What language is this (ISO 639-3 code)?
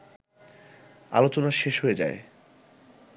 ben